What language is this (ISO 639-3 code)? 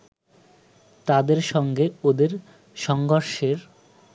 ben